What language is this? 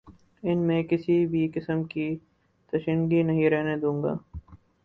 Urdu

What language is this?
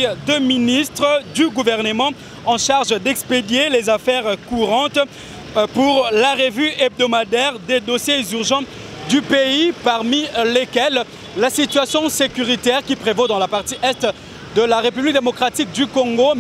French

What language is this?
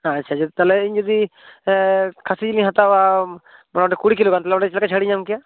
Santali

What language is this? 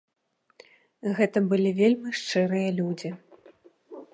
Belarusian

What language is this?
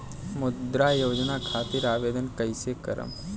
Bhojpuri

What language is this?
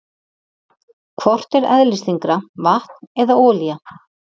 Icelandic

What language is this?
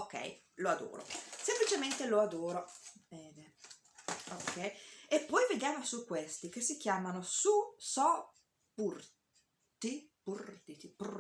Italian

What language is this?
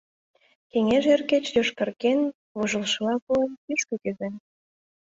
Mari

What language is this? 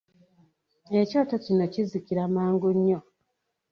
Ganda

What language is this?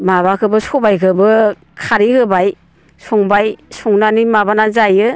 Bodo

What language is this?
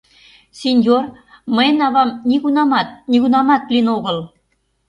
Mari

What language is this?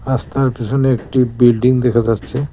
Bangla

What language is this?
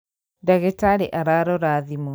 Kikuyu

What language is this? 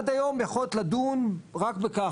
Hebrew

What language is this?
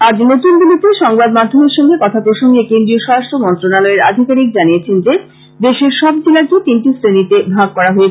Bangla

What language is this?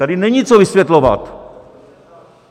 Czech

